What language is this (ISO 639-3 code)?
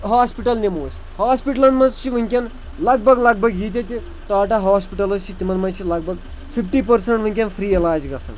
kas